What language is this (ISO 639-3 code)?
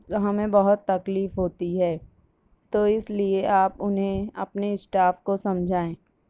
urd